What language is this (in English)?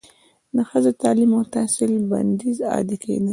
Pashto